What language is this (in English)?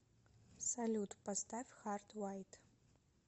Russian